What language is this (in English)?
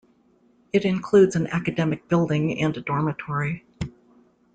English